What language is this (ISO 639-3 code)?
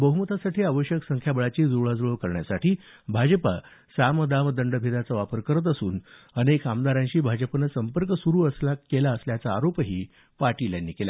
mar